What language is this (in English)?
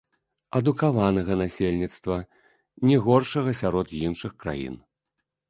Belarusian